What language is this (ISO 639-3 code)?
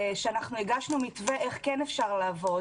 heb